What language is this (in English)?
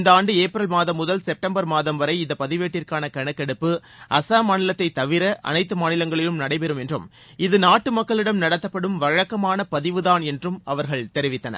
Tamil